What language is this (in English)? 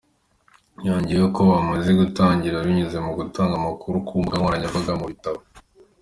Kinyarwanda